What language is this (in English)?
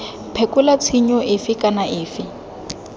Tswana